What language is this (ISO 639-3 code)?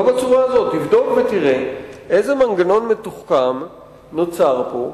heb